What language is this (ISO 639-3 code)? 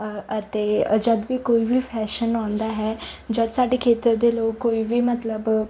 pan